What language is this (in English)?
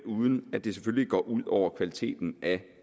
Danish